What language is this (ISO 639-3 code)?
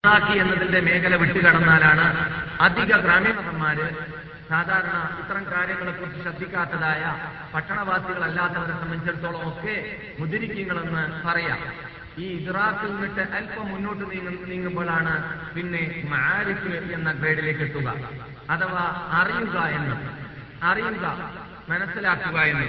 mal